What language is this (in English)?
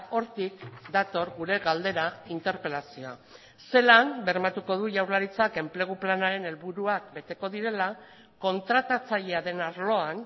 Basque